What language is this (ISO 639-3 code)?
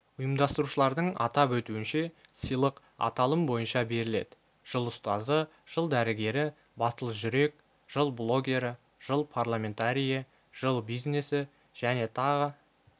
kaz